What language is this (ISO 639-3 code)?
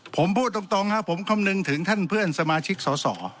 tha